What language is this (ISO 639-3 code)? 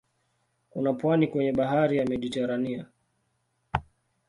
swa